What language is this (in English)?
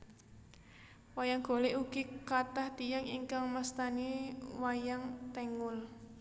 Javanese